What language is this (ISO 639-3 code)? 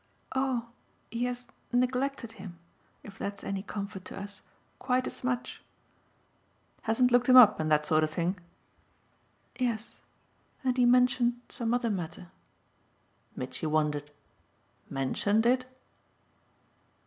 eng